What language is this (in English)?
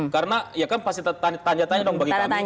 Indonesian